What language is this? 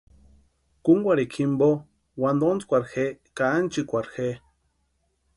Western Highland Purepecha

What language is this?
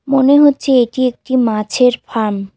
Bangla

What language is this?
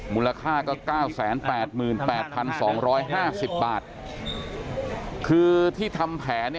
Thai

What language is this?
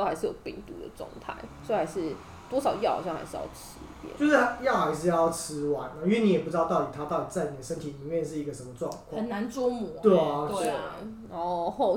Chinese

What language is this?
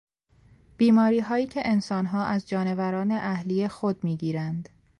Persian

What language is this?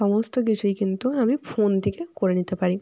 Bangla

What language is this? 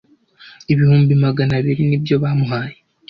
Kinyarwanda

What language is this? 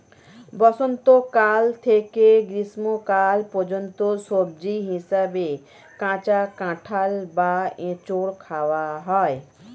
Bangla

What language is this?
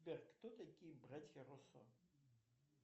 Russian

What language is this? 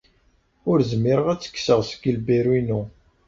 Kabyle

